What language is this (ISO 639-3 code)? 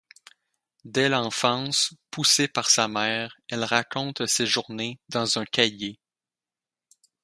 fra